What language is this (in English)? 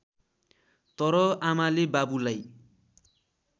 Nepali